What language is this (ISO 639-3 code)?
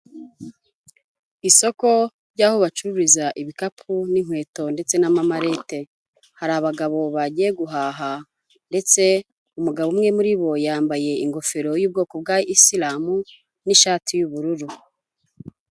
kin